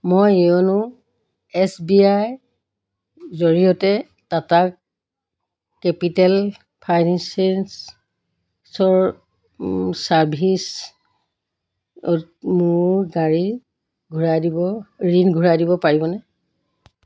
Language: Assamese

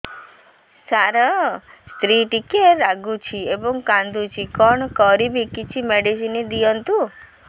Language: Odia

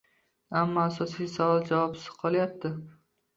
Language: Uzbek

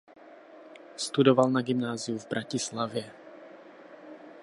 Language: Czech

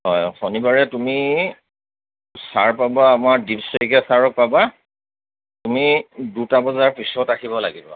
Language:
Assamese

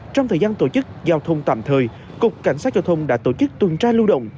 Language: Vietnamese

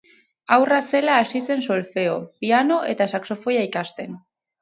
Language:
Basque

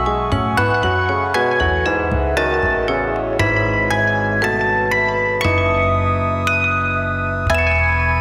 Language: Kannada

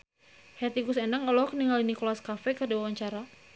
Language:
Sundanese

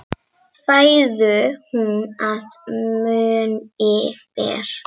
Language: Icelandic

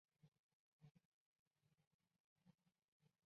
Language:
Chinese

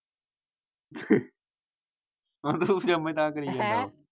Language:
Punjabi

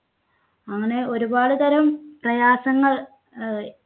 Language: Malayalam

